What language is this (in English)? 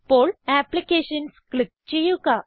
Malayalam